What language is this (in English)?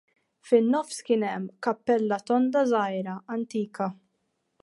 Maltese